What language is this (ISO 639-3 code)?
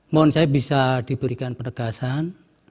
ind